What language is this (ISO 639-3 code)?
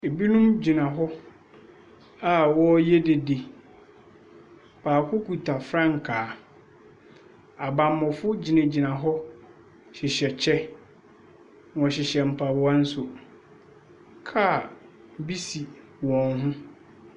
aka